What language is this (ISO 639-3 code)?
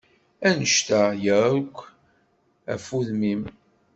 kab